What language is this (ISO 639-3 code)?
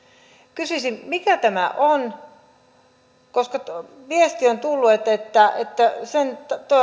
fin